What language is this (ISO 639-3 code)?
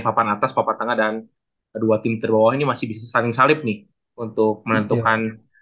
ind